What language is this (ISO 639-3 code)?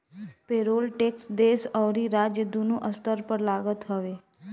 bho